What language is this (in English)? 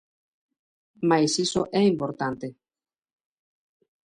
Galician